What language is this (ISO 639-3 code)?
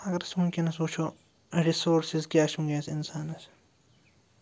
kas